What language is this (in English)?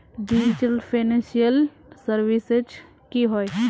Magahi